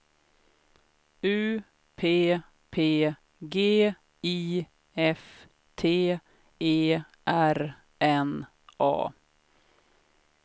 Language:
Swedish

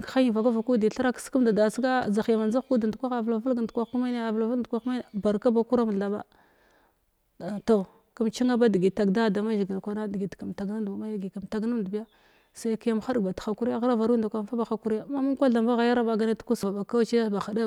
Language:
Glavda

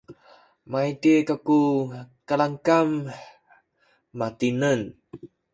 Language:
Sakizaya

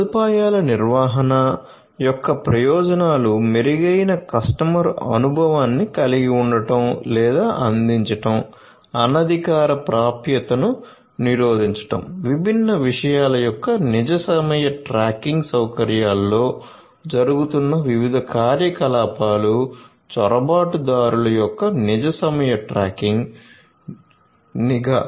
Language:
Telugu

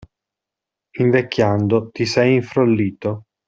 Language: Italian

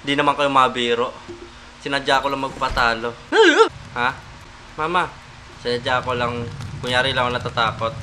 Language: Filipino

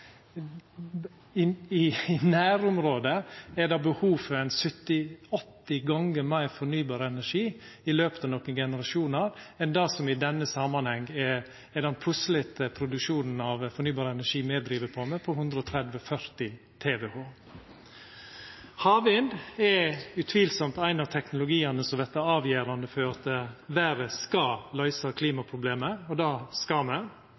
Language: Norwegian Nynorsk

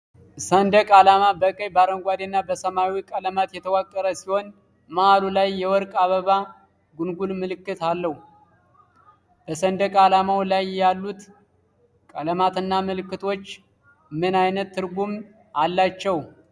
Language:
Amharic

